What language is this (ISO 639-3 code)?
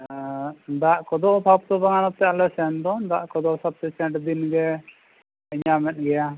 sat